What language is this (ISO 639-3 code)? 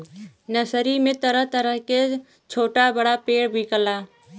bho